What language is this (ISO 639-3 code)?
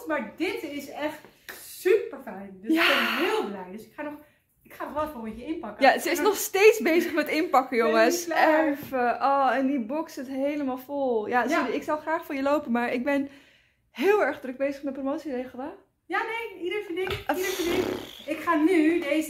nld